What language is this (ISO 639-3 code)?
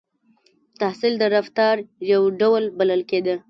pus